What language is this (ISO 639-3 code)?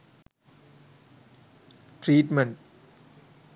sin